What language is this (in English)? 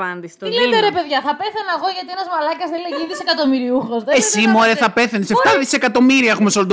Greek